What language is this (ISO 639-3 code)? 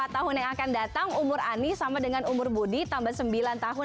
ind